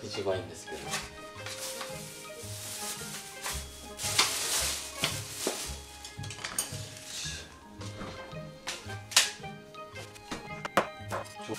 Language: Japanese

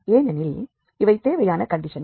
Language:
Tamil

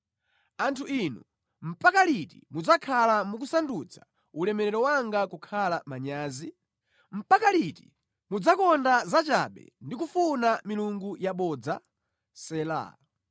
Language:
Nyanja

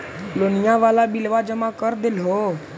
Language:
Magahi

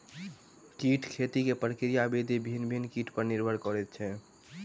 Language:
Maithili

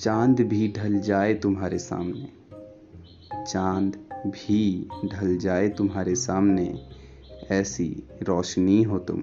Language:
Hindi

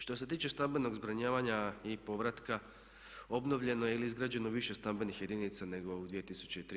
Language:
Croatian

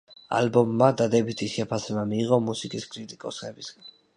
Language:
Georgian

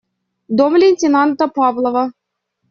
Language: Russian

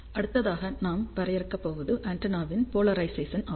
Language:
Tamil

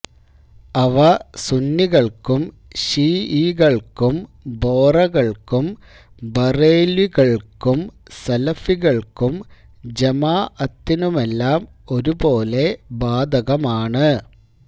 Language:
Malayalam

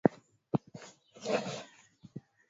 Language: Swahili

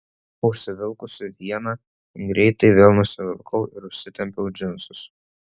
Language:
Lithuanian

